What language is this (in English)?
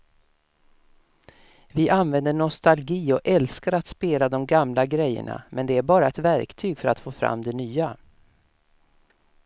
Swedish